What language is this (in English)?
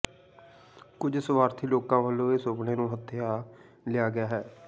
Punjabi